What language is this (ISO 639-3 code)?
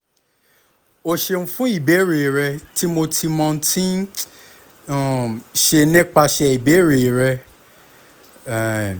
yor